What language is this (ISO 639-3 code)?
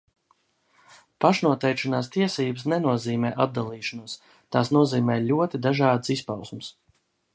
lav